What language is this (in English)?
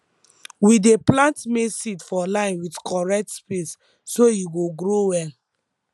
Nigerian Pidgin